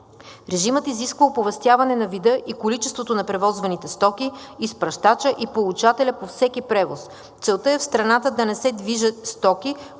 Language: Bulgarian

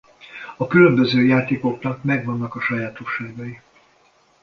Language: Hungarian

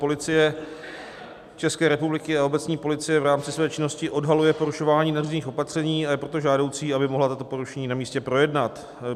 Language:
Czech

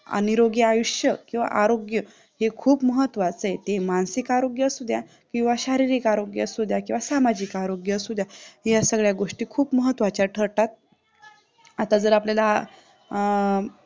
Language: Marathi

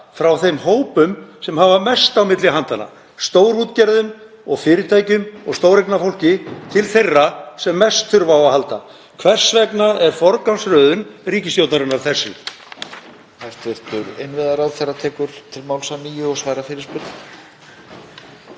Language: Icelandic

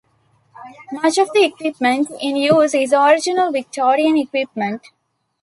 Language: English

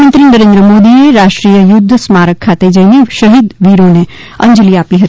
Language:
Gujarati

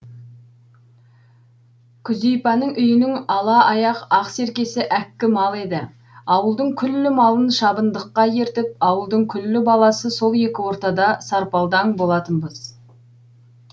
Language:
Kazakh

